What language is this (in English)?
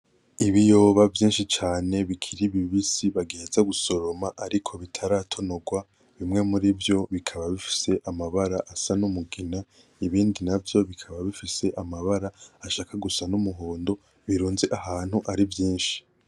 Rundi